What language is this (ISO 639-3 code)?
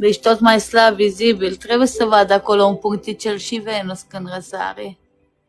ron